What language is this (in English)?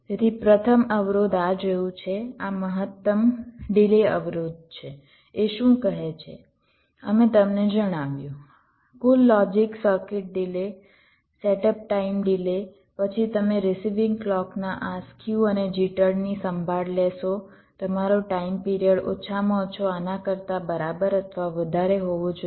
Gujarati